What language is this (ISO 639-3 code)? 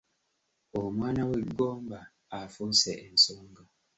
lug